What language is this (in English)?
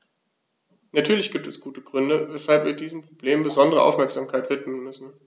German